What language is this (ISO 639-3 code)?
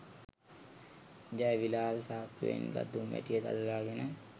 sin